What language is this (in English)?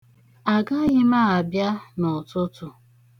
Igbo